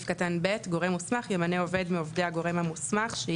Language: Hebrew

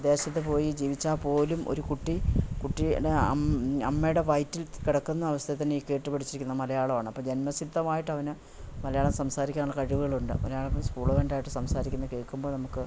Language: Malayalam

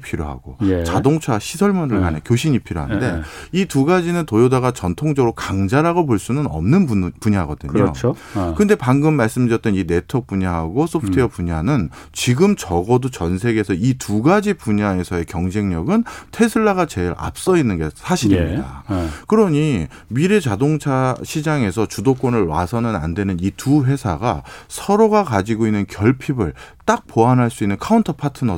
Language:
Korean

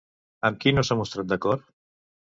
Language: Catalan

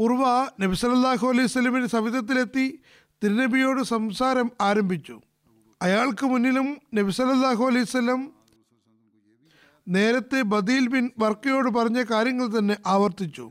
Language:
Malayalam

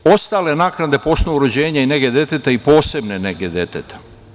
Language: Serbian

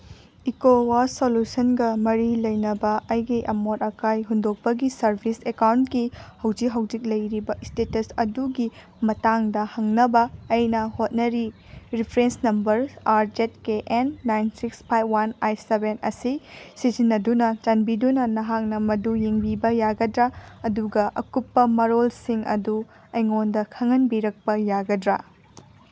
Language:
Manipuri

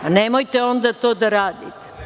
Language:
Serbian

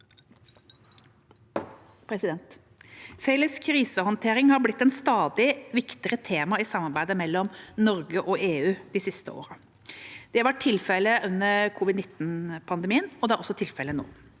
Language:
Norwegian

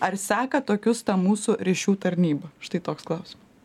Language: Lithuanian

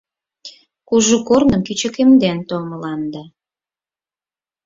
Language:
Mari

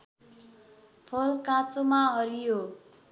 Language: Nepali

